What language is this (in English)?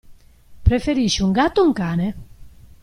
Italian